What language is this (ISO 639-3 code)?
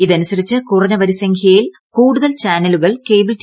mal